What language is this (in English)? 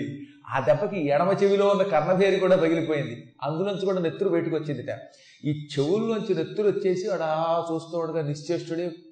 Telugu